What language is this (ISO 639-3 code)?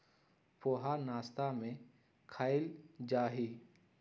mag